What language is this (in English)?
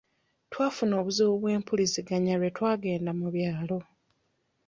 Ganda